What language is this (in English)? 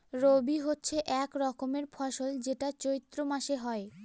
Bangla